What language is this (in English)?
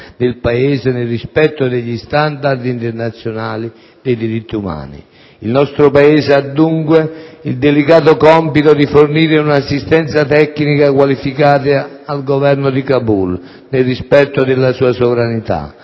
Italian